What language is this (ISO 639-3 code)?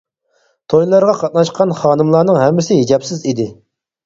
uig